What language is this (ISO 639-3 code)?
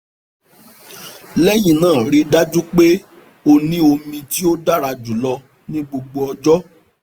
yor